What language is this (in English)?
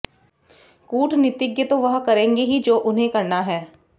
Hindi